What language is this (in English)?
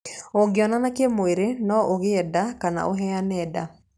Kikuyu